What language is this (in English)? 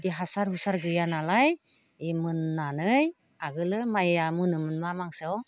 Bodo